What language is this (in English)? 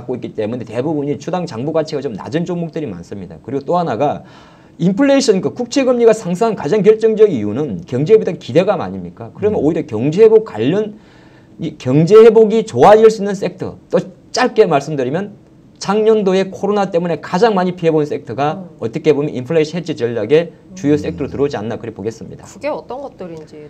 Korean